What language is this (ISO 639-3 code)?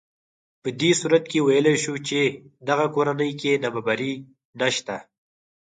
pus